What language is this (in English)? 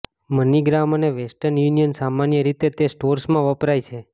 Gujarati